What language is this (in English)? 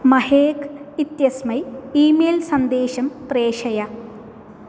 Sanskrit